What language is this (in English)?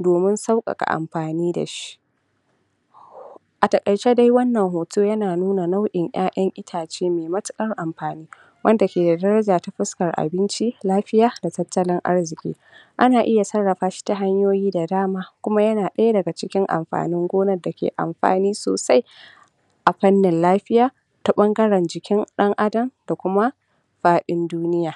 Hausa